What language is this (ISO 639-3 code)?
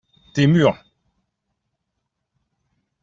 fra